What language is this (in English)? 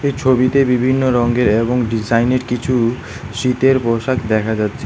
Bangla